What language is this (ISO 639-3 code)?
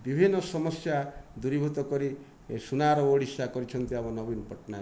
ori